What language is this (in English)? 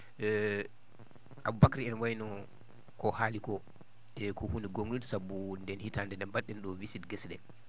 Fula